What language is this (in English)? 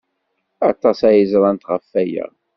Kabyle